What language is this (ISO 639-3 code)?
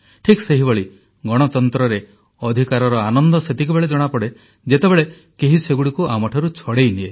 ori